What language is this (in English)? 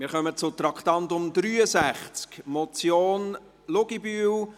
Swiss German